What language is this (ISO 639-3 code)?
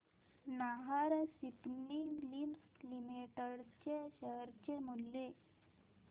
mar